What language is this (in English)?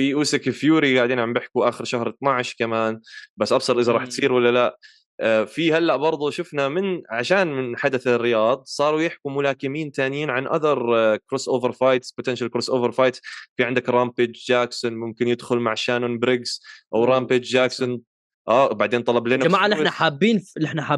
Arabic